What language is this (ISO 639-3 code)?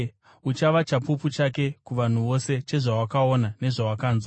sna